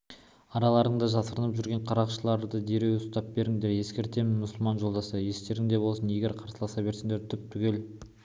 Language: Kazakh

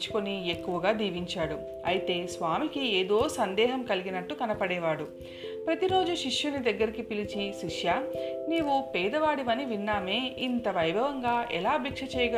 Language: Telugu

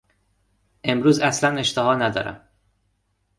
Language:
Persian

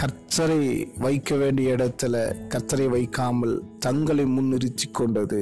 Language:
Tamil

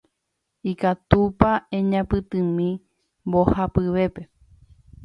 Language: Guarani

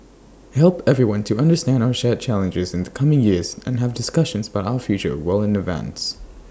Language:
English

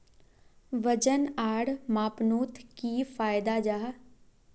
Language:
Magahi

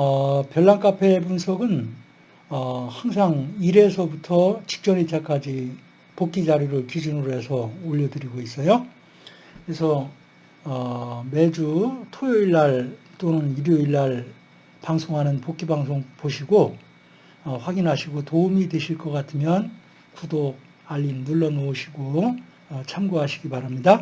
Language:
Korean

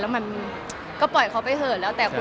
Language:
Thai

